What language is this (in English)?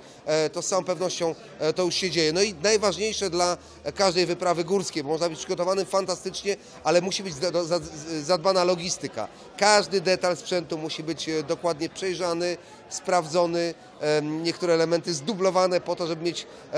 Polish